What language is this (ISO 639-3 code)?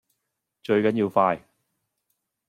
yue